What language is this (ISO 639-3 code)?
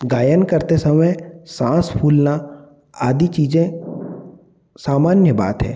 hin